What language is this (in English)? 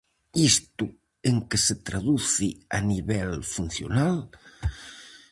Galician